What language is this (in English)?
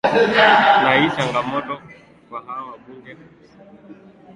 Swahili